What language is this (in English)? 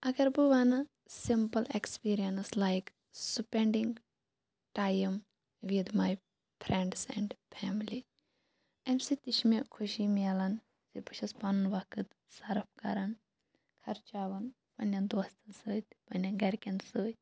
Kashmiri